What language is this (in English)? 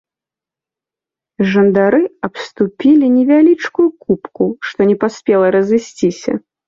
Belarusian